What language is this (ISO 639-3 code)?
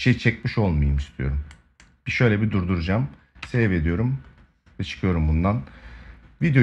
tur